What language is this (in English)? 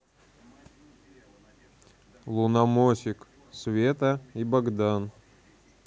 Russian